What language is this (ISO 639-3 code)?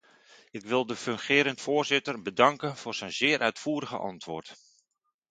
nld